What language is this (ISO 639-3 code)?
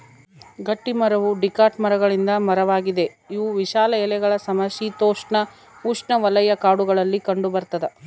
kan